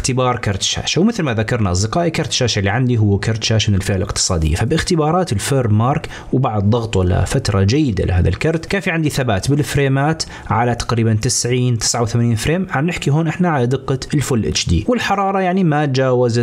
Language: Arabic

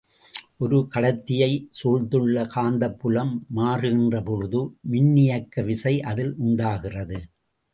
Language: Tamil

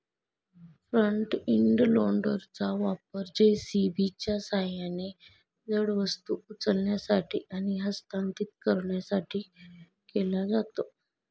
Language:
Marathi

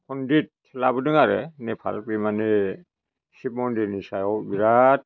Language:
Bodo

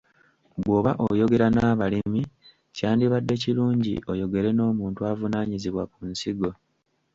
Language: Ganda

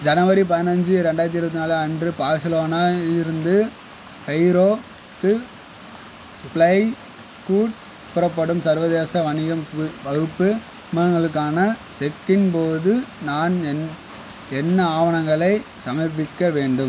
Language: Tamil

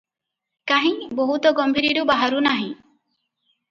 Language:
Odia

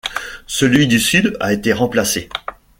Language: French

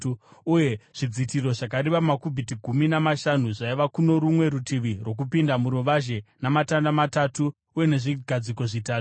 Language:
Shona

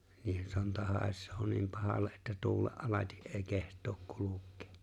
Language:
Finnish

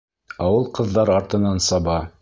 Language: Bashkir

